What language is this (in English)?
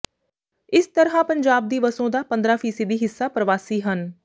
Punjabi